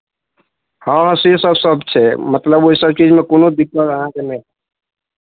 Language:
Maithili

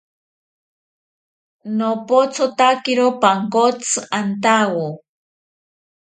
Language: South Ucayali Ashéninka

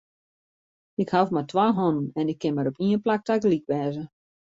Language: Western Frisian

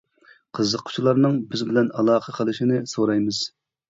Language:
Uyghur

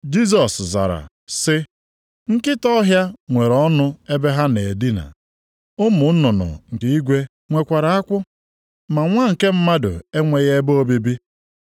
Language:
Igbo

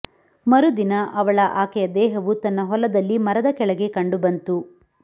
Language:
Kannada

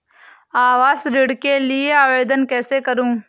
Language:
Hindi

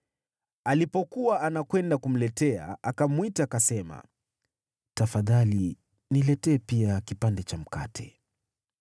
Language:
Swahili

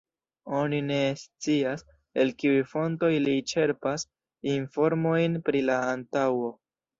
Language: Esperanto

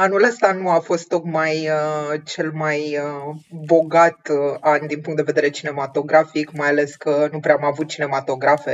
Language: Romanian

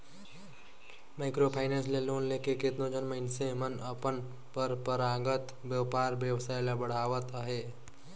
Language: Chhattisgarhi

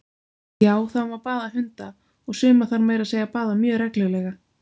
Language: Icelandic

